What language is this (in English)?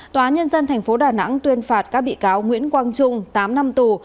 Vietnamese